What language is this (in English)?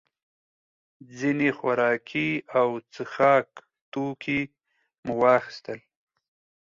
Pashto